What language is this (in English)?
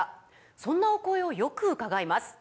Japanese